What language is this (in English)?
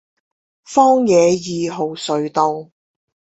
Chinese